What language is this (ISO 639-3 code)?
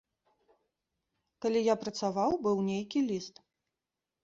bel